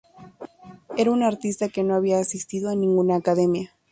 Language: Spanish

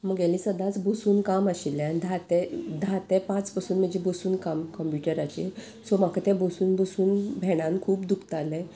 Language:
Konkani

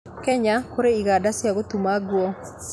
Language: Kikuyu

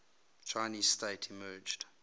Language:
English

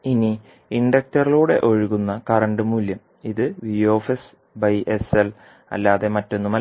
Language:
Malayalam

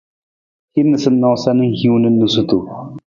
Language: Nawdm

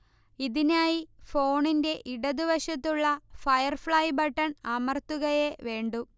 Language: Malayalam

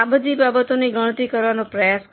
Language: Gujarati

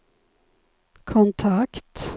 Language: Swedish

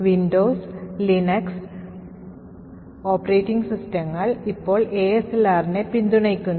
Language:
Malayalam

